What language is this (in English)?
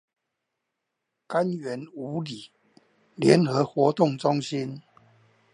Chinese